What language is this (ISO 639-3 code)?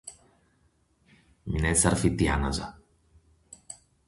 srd